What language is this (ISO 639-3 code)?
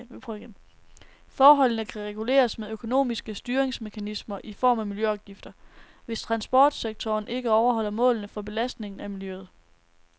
dan